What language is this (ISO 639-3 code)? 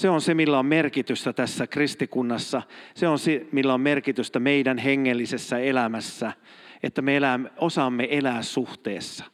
fin